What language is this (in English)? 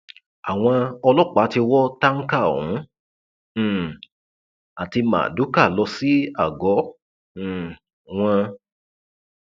Yoruba